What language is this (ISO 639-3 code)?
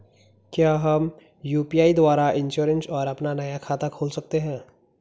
hin